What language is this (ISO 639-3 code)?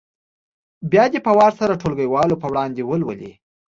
pus